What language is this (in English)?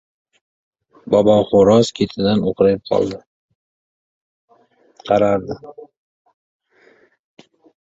Uzbek